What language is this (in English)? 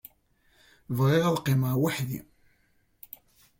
Kabyle